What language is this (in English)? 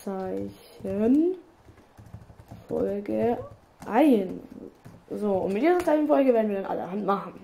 German